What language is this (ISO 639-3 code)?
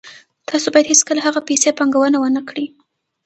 pus